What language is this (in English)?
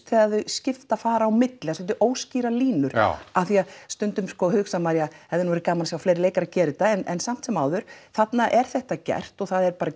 Icelandic